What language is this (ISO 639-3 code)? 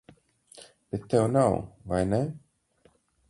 lav